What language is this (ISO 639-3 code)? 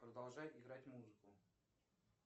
rus